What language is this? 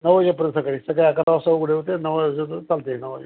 Marathi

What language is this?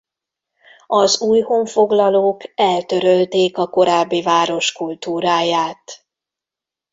Hungarian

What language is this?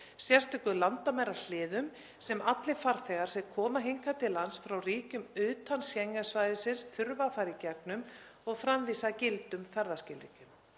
Icelandic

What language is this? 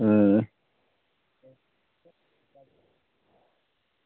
Dogri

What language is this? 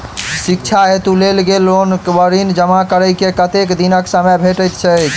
Maithili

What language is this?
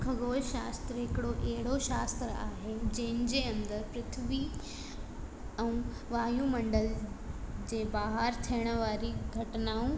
Sindhi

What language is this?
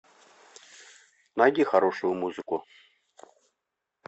Russian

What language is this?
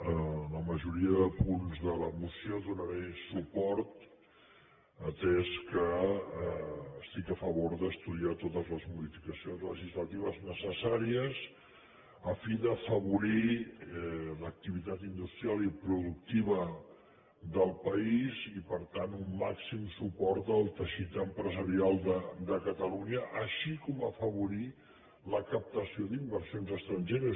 Catalan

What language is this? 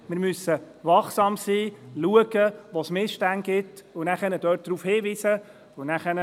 Swiss German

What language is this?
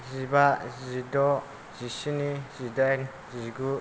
Bodo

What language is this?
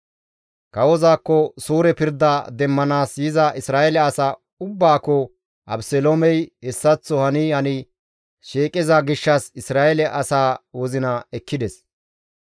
Gamo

